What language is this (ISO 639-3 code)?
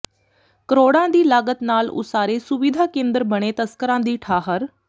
pan